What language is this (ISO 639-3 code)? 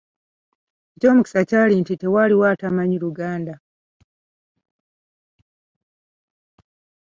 lug